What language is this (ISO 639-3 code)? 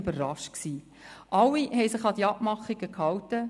gsw